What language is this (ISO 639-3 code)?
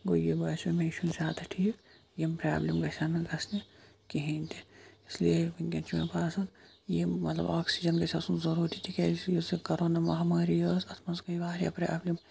kas